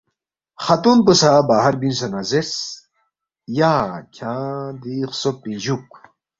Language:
Balti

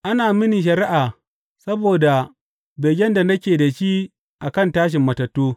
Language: Hausa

